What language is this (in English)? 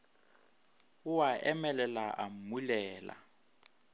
Northern Sotho